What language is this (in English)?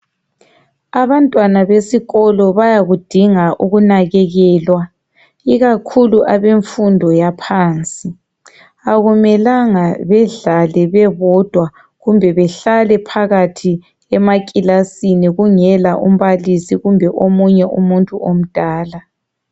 North Ndebele